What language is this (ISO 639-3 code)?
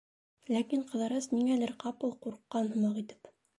bak